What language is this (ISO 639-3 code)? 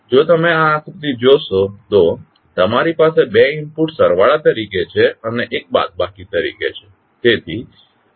guj